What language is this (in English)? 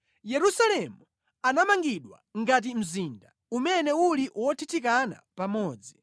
Nyanja